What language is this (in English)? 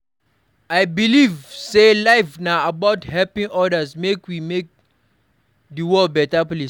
Nigerian Pidgin